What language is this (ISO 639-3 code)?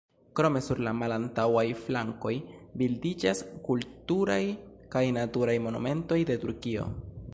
epo